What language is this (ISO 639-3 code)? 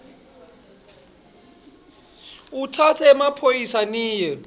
ssw